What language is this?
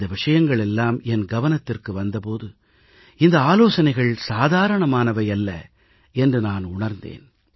Tamil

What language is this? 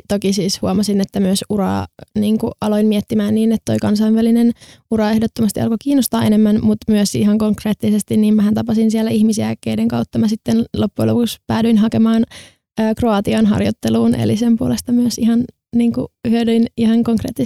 Finnish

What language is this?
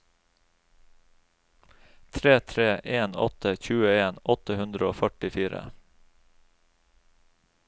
Norwegian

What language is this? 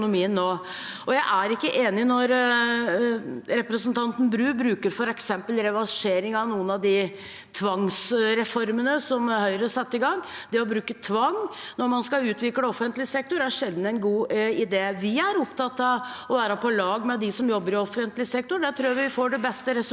Norwegian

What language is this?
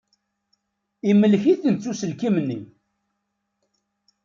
Kabyle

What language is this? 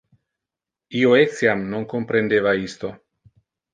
Interlingua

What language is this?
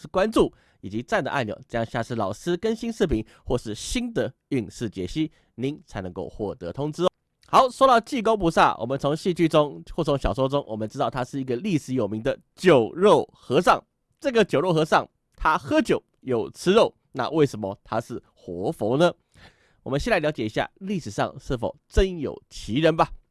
Chinese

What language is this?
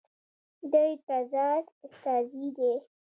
Pashto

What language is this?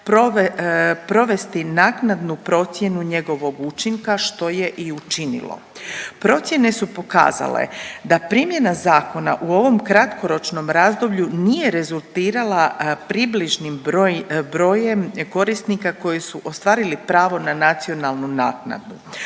Croatian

